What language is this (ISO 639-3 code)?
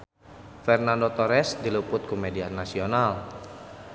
sun